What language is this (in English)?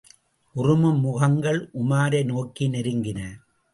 Tamil